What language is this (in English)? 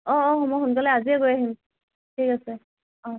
Assamese